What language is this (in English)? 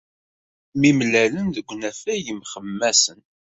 Kabyle